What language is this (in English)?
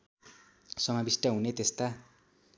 Nepali